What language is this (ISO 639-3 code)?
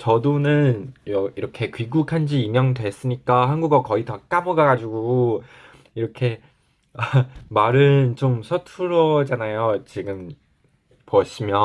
kor